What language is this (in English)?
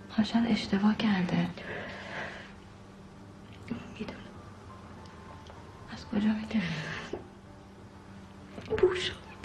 Persian